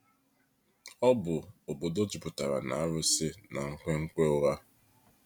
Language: Igbo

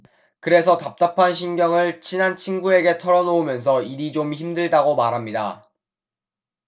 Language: Korean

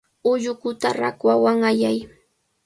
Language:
Cajatambo North Lima Quechua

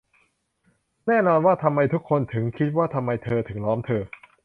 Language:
Thai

